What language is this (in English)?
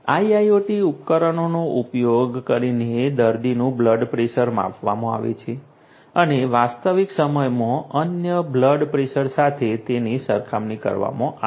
Gujarati